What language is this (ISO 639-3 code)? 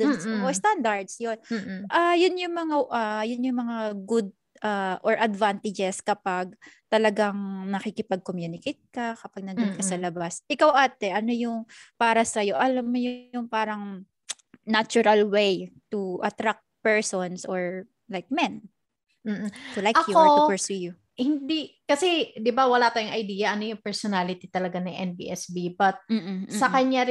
fil